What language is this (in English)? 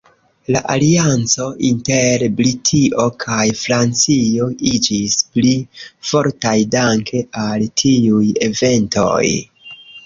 Esperanto